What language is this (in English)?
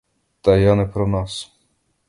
Ukrainian